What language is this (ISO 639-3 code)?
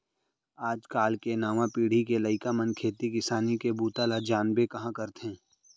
hne